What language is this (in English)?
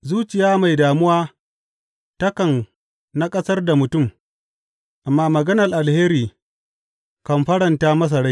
Hausa